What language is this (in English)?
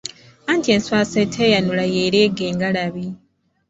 Ganda